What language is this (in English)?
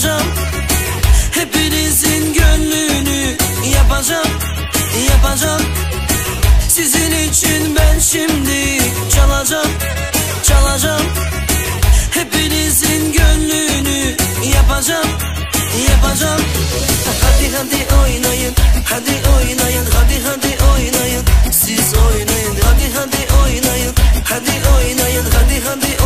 Bulgarian